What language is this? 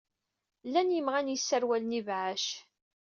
Kabyle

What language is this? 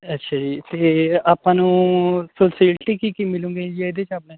Punjabi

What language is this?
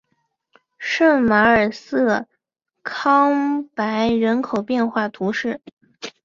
Chinese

